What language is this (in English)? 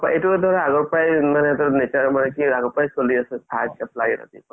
Assamese